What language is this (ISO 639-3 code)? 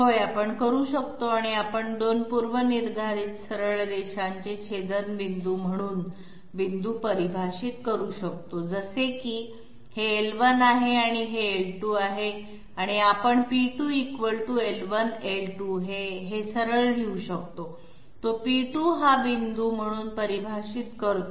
mar